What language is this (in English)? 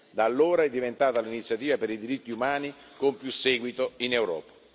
Italian